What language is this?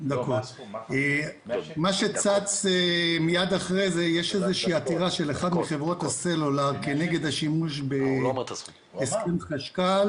Hebrew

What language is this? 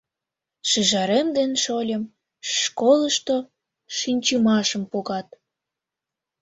Mari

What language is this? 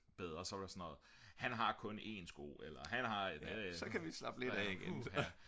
Danish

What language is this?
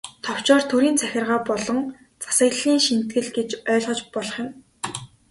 Mongolian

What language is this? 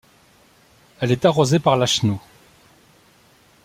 French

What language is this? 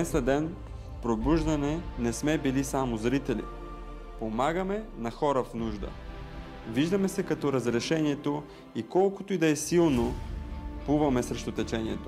Bulgarian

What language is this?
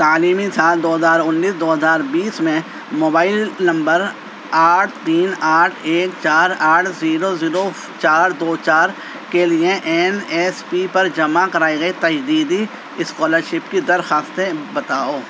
Urdu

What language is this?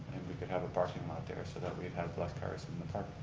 English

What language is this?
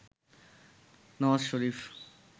Bangla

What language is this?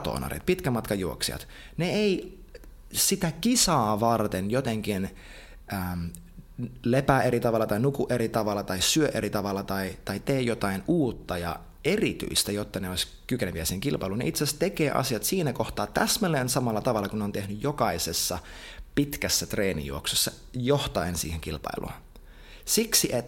Finnish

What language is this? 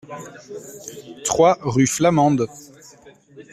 French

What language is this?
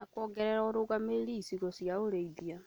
Kikuyu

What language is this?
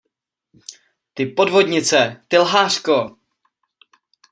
Czech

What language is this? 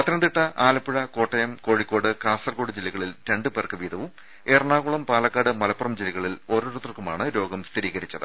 Malayalam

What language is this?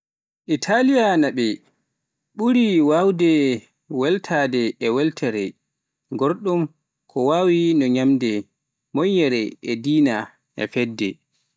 Pular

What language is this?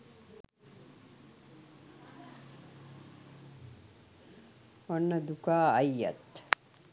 Sinhala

